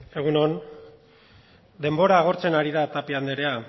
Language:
Basque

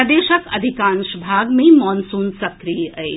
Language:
Maithili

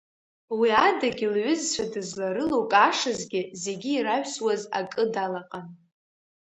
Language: Abkhazian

